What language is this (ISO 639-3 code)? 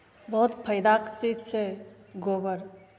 mai